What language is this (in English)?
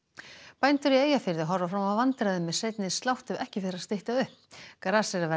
Icelandic